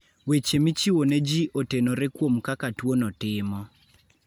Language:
Luo (Kenya and Tanzania)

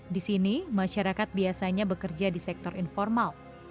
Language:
Indonesian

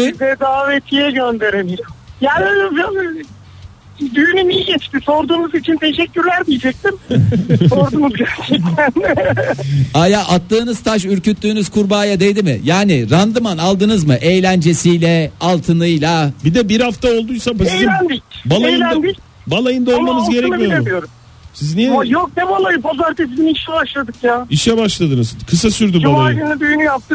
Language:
Turkish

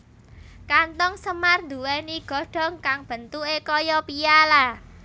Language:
Javanese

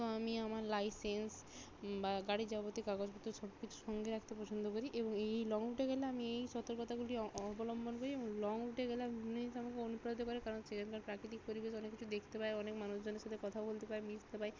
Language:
Bangla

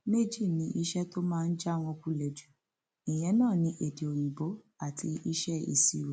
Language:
Yoruba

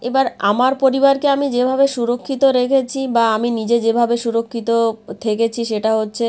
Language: Bangla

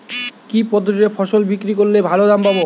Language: Bangla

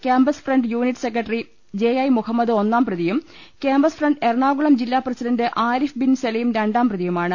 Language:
Malayalam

